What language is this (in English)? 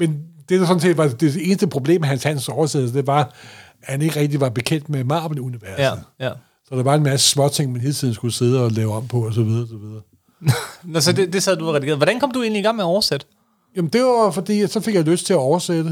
Danish